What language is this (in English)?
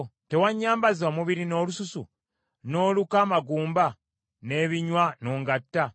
Ganda